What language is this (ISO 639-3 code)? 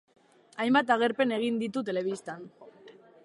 eus